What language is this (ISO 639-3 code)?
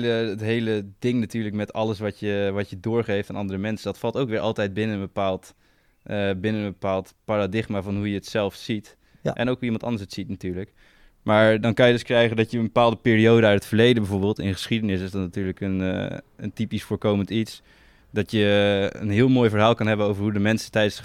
nld